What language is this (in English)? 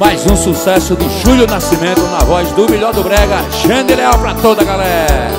Portuguese